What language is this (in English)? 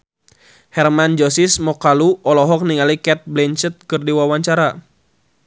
Sundanese